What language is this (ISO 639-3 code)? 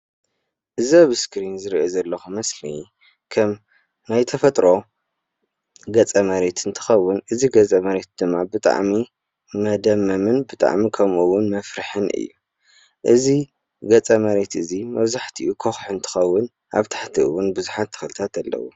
tir